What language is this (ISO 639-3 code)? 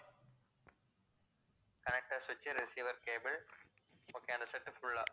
tam